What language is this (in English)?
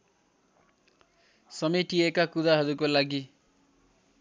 Nepali